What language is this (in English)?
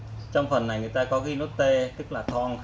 Vietnamese